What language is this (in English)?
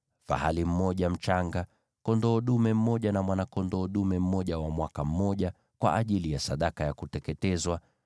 Swahili